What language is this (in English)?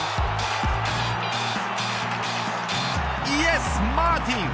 Japanese